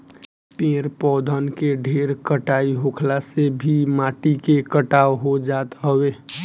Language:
Bhojpuri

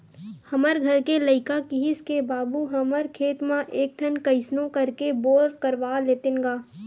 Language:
Chhattisgarhi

